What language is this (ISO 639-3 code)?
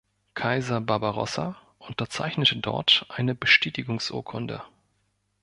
deu